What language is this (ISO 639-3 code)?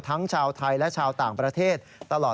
tha